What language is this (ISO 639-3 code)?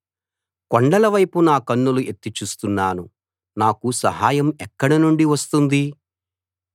tel